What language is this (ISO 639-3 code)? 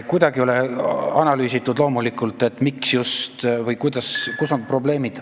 est